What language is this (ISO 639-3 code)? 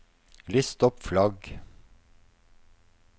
nor